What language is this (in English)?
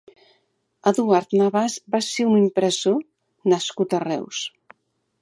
Catalan